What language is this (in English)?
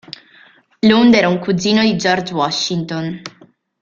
Italian